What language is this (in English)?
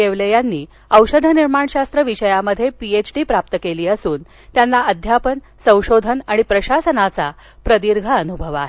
Marathi